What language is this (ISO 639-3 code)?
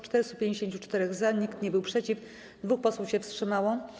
pol